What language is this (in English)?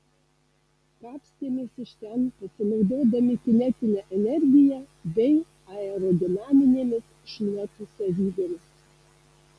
Lithuanian